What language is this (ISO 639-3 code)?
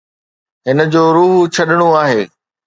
snd